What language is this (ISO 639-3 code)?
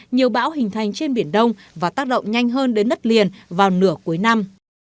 vie